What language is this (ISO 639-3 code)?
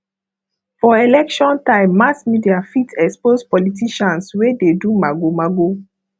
pcm